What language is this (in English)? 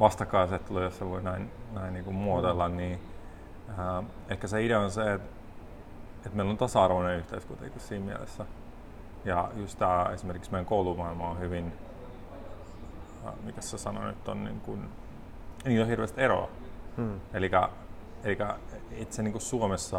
Finnish